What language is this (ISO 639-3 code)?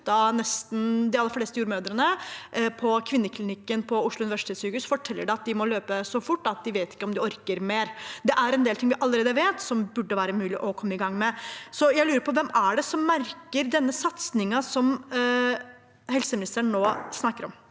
nor